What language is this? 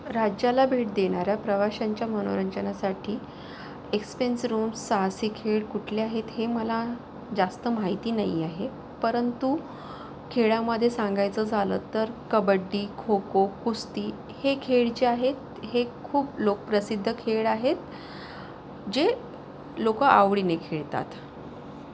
Marathi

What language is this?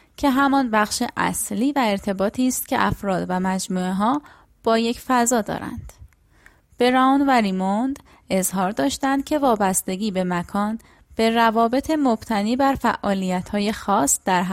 Persian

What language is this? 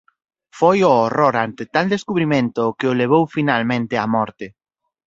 Galician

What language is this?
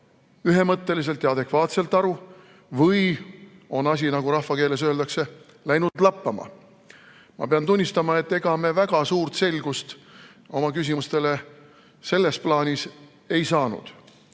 Estonian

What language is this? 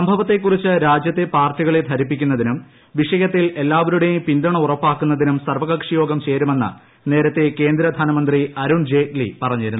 Malayalam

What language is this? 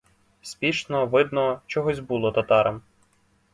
Ukrainian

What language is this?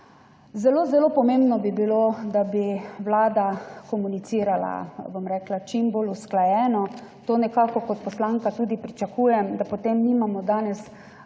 Slovenian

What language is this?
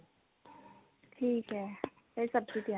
Punjabi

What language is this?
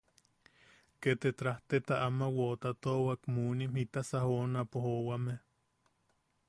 Yaqui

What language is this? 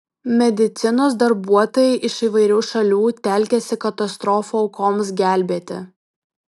Lithuanian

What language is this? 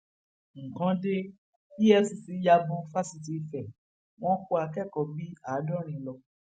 Yoruba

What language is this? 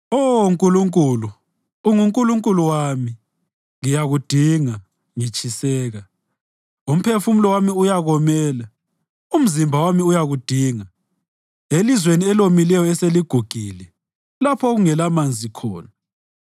North Ndebele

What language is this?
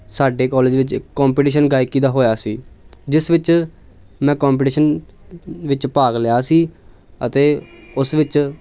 Punjabi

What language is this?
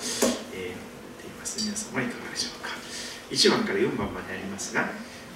Japanese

